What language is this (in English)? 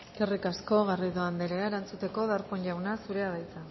Basque